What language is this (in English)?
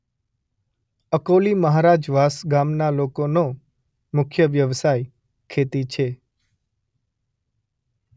Gujarati